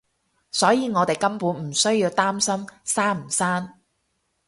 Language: Cantonese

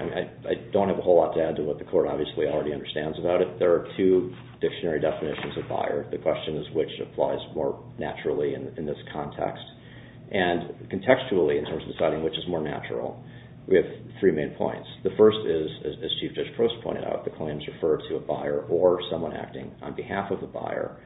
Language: English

